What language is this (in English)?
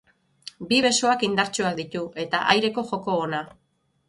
Basque